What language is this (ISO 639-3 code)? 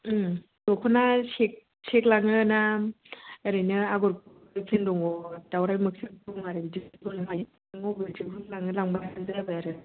brx